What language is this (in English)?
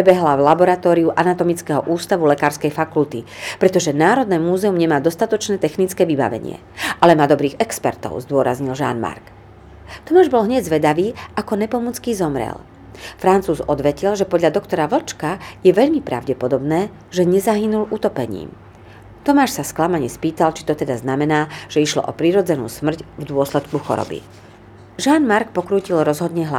Slovak